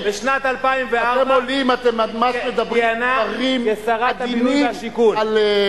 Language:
Hebrew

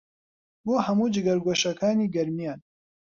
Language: Central Kurdish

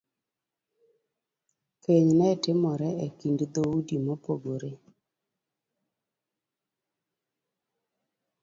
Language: Luo (Kenya and Tanzania)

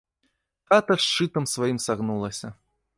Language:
Belarusian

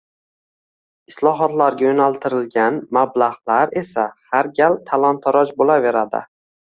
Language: Uzbek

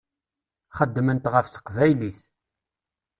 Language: Kabyle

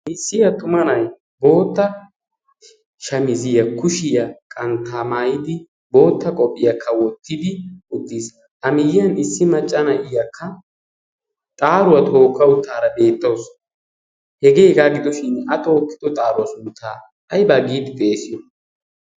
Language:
Wolaytta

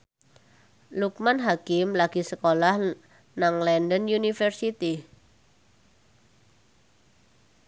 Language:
Javanese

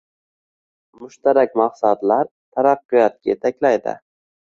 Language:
Uzbek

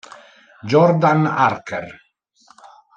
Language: Italian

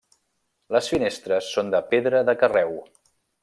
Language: Catalan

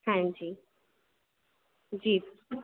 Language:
Dogri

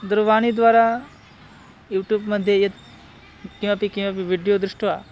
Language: Sanskrit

